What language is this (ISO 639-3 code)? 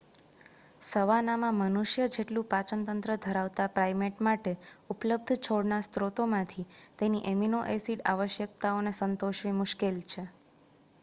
guj